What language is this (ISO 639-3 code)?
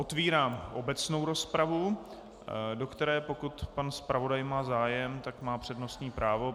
ces